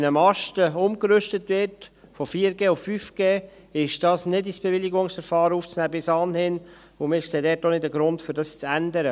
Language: Swiss German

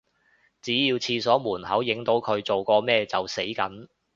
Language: Cantonese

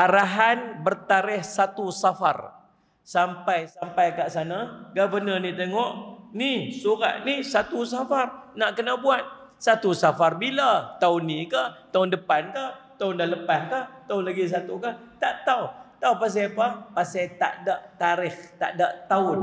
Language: Malay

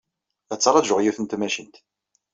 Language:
Kabyle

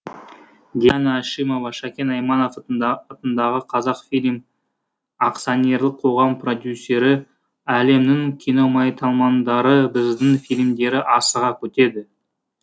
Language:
Kazakh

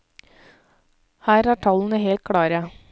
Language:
Norwegian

